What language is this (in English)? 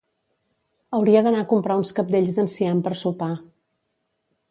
Catalan